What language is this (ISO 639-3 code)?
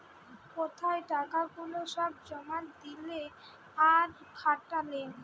ben